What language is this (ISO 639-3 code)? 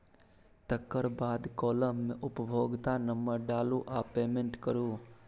mai